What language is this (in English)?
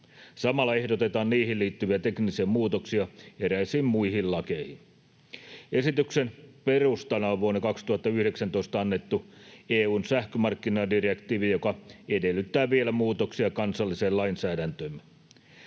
Finnish